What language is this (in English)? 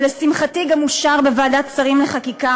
Hebrew